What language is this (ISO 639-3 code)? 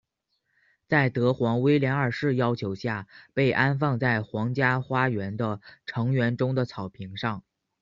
zho